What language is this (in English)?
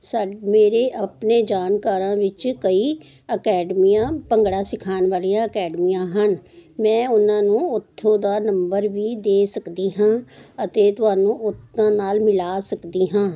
Punjabi